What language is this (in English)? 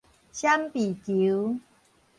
Min Nan Chinese